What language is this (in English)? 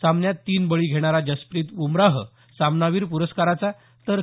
Marathi